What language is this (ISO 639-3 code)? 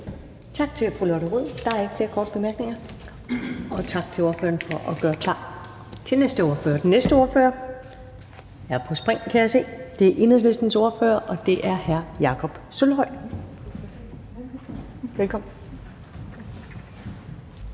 dan